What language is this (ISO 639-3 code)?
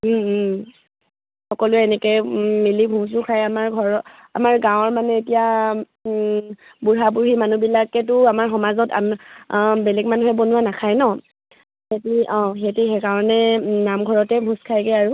asm